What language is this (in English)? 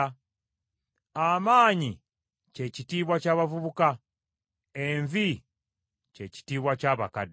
Ganda